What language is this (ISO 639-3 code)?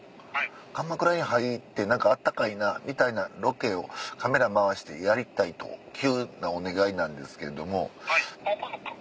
jpn